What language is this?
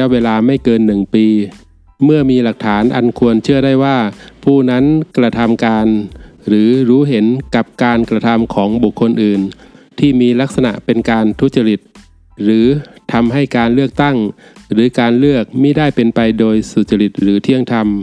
Thai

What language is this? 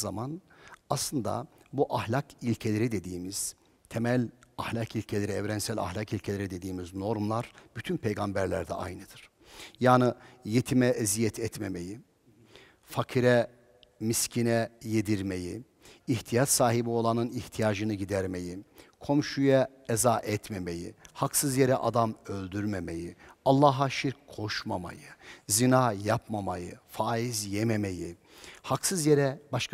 Turkish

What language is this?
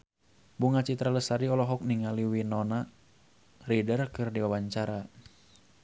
Sundanese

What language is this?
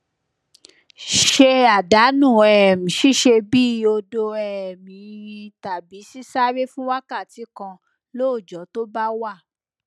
Yoruba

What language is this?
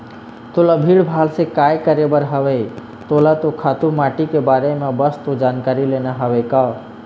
Chhattisgarhi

